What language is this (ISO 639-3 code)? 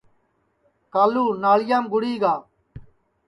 ssi